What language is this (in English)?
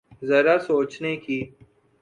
Urdu